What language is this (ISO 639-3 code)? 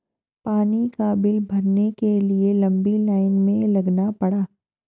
hin